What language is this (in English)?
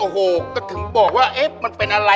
Thai